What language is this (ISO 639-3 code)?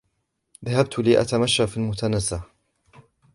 ara